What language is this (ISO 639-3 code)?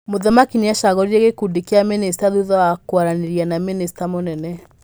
kik